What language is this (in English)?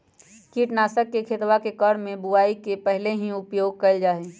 Magahi